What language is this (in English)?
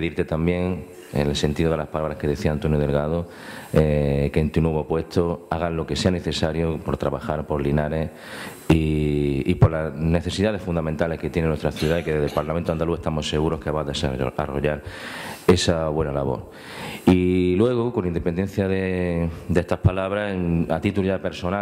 Spanish